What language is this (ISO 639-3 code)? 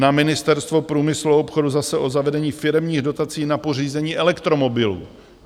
ces